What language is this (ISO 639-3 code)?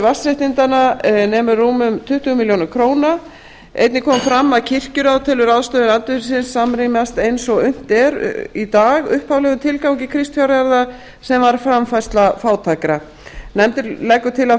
isl